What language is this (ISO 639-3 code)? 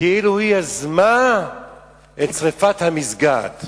heb